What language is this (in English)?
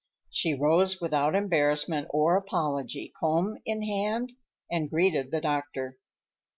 English